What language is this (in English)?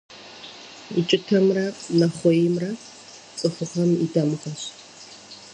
Kabardian